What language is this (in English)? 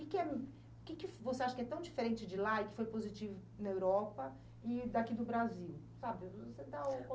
Portuguese